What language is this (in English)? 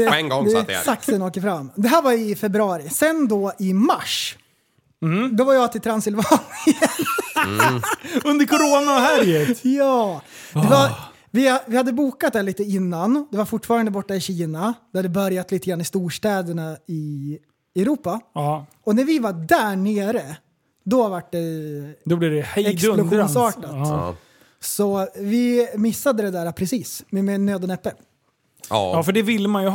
Swedish